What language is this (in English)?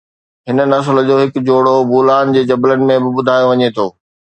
Sindhi